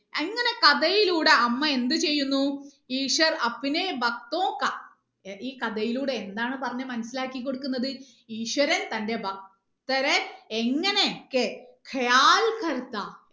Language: Malayalam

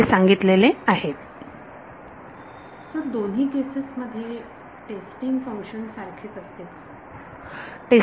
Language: Marathi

